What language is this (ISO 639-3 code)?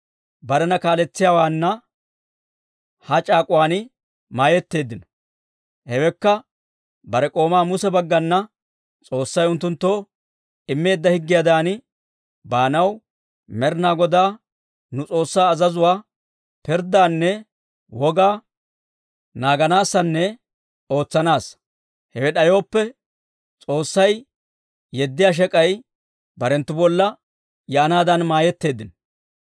dwr